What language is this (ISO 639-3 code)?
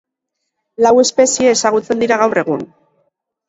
eus